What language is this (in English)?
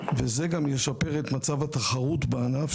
Hebrew